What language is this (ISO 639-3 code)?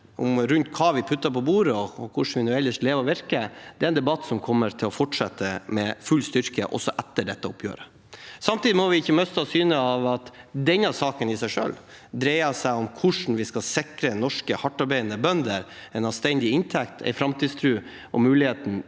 nor